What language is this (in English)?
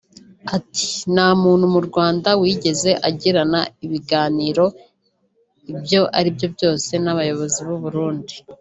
Kinyarwanda